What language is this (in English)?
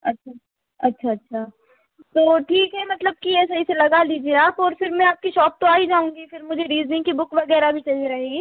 Hindi